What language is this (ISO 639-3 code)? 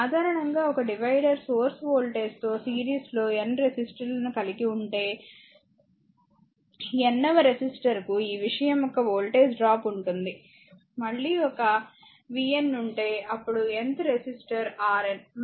tel